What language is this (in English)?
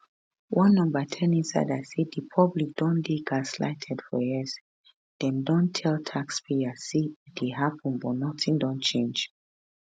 Nigerian Pidgin